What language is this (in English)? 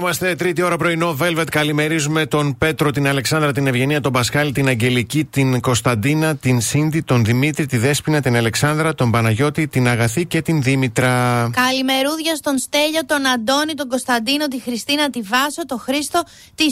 Greek